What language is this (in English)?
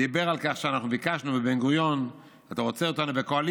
Hebrew